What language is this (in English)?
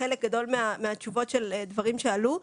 Hebrew